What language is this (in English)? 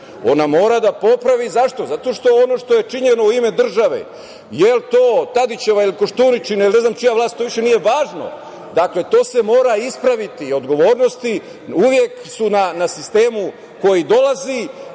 Serbian